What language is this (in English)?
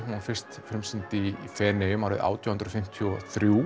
Icelandic